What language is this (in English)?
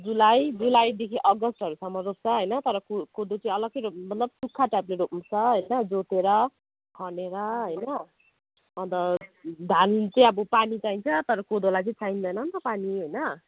Nepali